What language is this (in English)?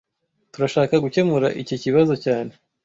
Kinyarwanda